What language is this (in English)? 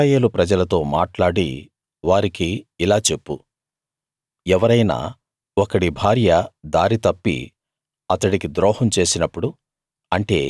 Telugu